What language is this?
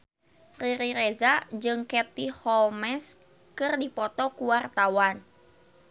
Sundanese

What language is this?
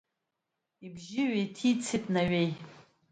Abkhazian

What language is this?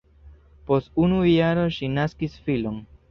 Esperanto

